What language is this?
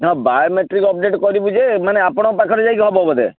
Odia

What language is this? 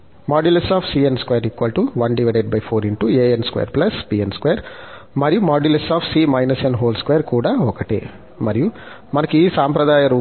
Telugu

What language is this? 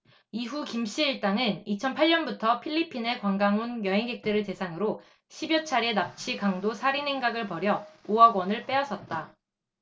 Korean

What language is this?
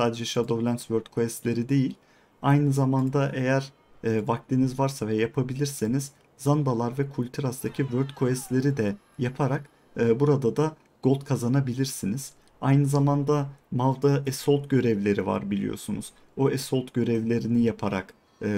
Turkish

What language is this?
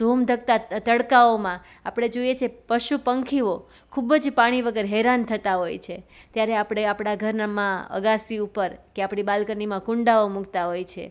Gujarati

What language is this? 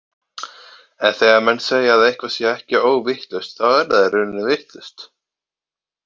Icelandic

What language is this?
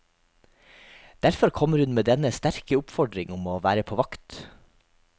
Norwegian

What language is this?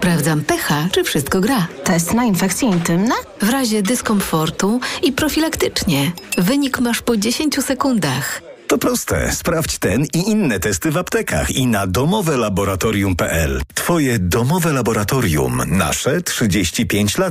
Polish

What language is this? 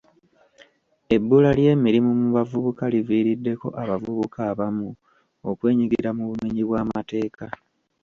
Ganda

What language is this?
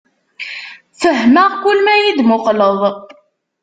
Kabyle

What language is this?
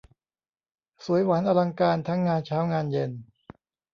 Thai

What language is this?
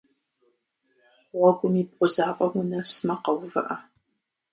Kabardian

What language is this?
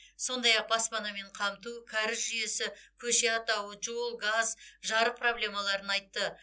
Kazakh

